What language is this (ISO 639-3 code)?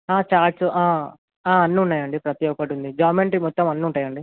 tel